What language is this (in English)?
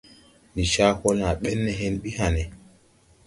Tupuri